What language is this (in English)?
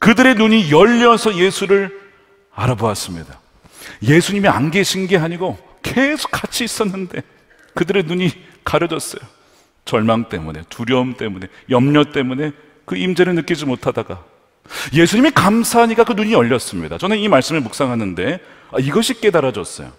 Korean